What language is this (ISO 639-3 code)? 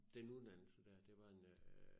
dan